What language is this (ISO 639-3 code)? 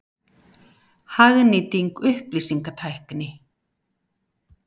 isl